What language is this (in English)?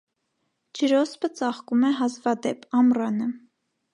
Armenian